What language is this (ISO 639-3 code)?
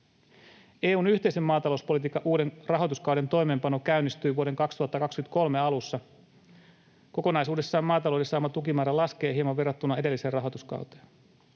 fin